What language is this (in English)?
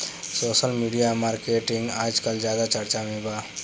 Bhojpuri